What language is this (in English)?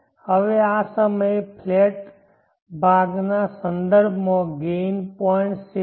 Gujarati